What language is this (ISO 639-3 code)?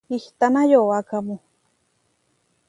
var